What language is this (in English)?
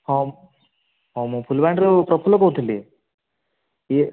Odia